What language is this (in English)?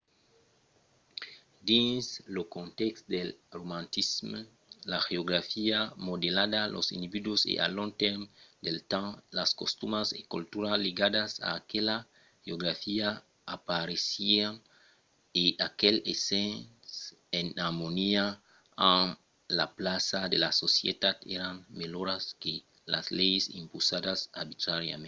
Occitan